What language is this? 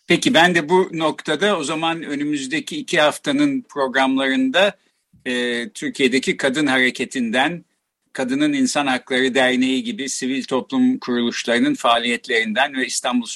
Turkish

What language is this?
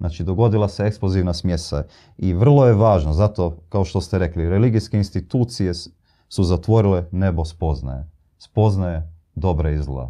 Croatian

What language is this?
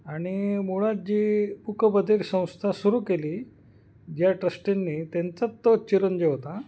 Marathi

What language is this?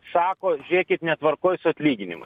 Lithuanian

